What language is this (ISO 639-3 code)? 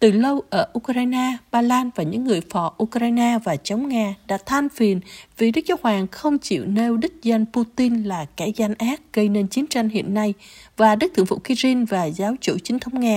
vie